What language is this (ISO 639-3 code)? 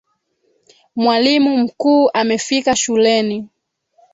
swa